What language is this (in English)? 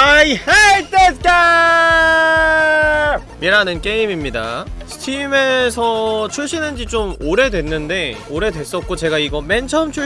Korean